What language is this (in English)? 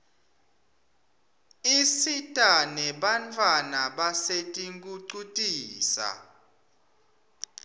Swati